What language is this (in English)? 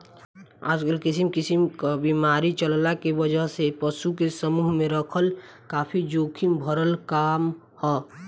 Bhojpuri